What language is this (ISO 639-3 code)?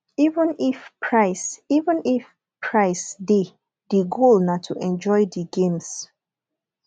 pcm